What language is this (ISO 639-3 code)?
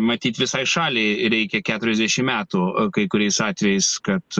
lit